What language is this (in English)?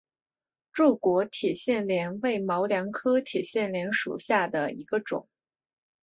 Chinese